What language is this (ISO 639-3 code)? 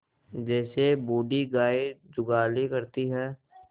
hin